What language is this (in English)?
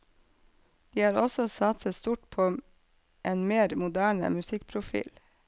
Norwegian